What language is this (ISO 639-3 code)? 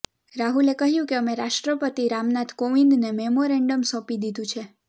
guj